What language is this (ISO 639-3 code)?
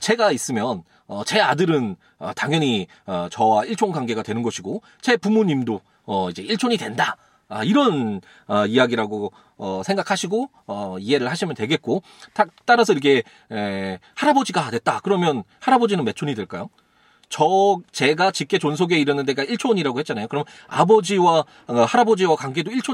kor